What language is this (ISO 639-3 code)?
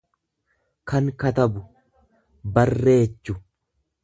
orm